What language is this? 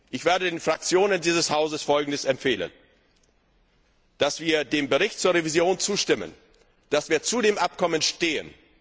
German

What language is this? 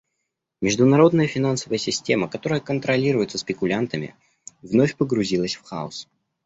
Russian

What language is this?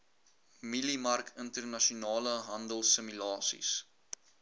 Afrikaans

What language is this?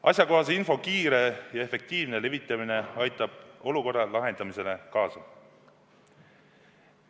Estonian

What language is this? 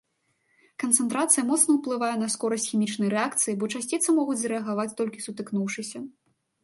Belarusian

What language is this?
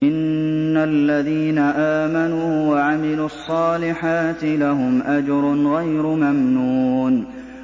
Arabic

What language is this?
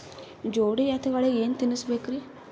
Kannada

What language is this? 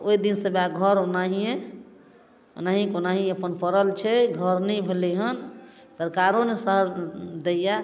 Maithili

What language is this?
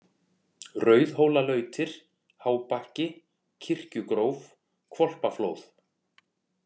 Icelandic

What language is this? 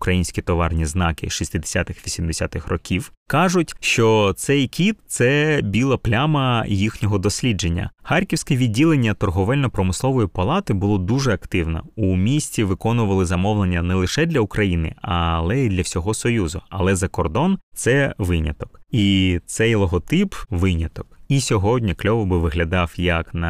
Ukrainian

